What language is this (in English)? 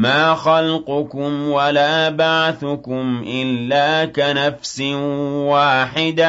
Arabic